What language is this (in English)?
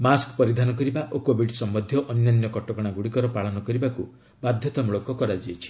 Odia